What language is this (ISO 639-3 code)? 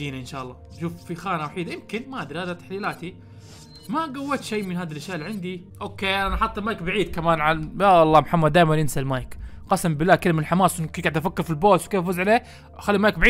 ara